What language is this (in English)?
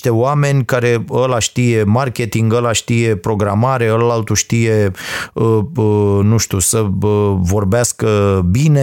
Romanian